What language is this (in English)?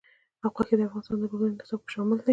Pashto